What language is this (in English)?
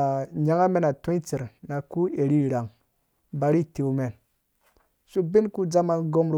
Dũya